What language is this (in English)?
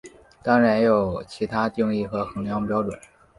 Chinese